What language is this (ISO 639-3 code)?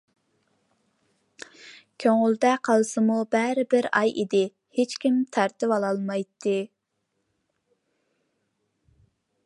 uig